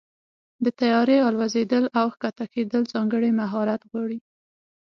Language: Pashto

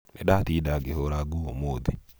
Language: Kikuyu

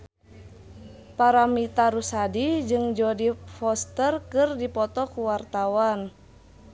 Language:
Sundanese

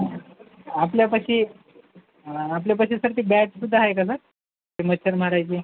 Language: Marathi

